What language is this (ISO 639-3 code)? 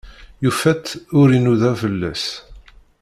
kab